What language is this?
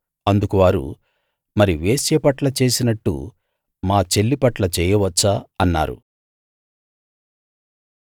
Telugu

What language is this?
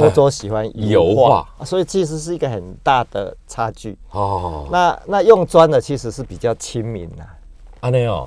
Chinese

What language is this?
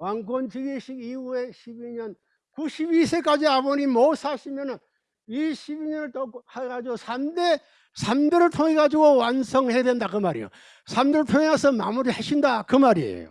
Korean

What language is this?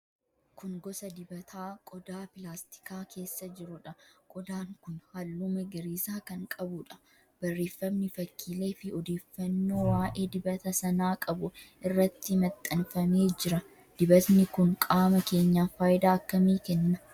Oromo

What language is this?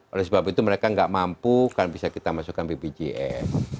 Indonesian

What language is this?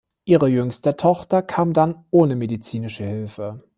German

